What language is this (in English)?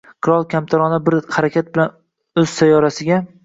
Uzbek